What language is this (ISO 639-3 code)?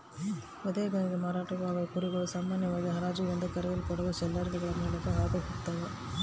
kan